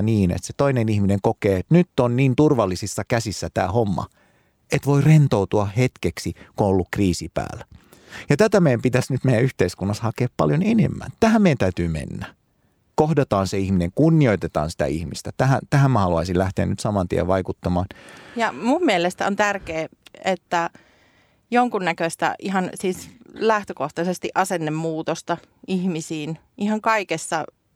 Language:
Finnish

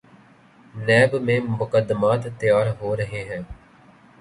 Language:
Urdu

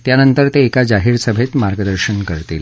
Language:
Marathi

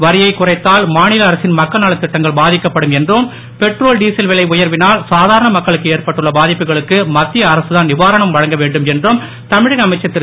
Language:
Tamil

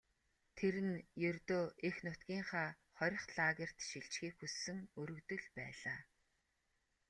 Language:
Mongolian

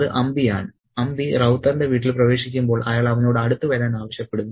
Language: Malayalam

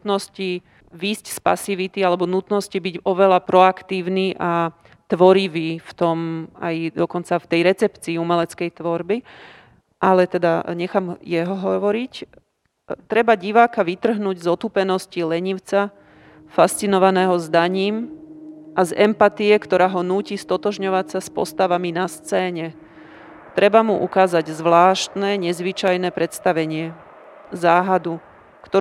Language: Slovak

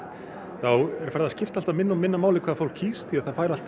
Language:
Icelandic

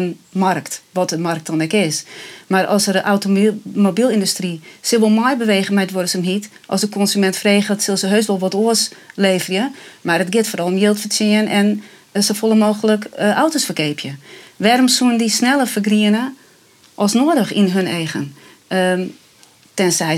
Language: Dutch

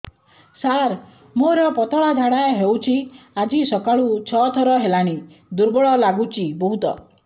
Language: Odia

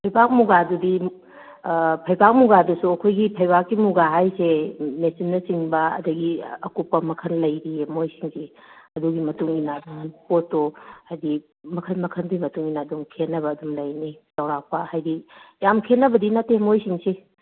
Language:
Manipuri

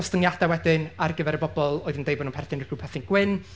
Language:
Welsh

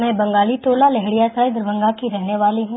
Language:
Hindi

